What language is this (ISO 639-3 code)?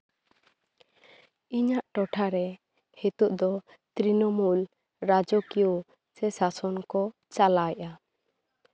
sat